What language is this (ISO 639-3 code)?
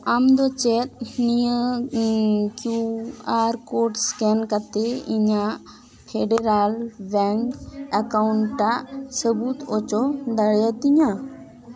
sat